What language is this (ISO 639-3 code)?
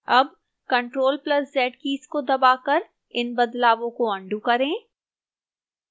hin